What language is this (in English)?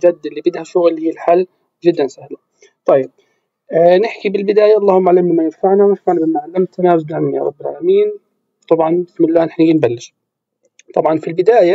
Arabic